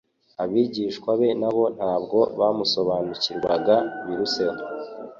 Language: Kinyarwanda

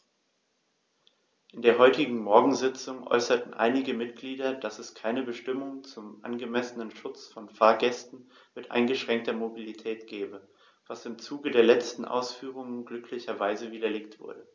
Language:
German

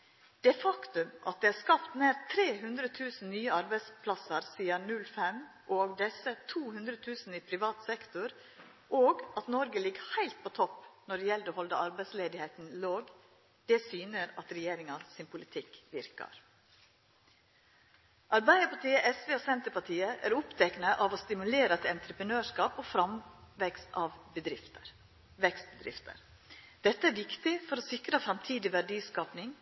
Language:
Norwegian Nynorsk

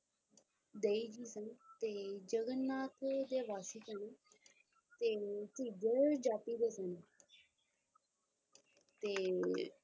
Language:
Punjabi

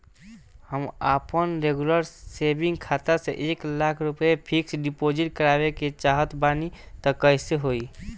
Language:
Bhojpuri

